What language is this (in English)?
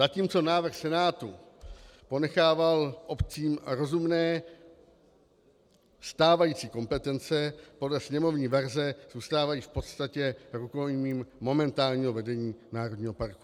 Czech